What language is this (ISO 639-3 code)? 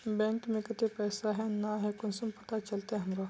mag